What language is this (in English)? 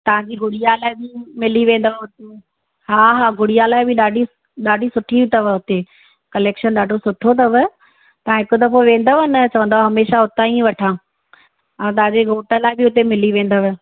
Sindhi